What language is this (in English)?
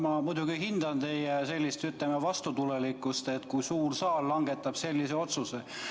Estonian